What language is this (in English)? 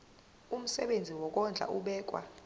Zulu